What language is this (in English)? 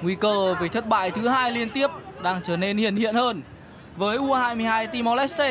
Vietnamese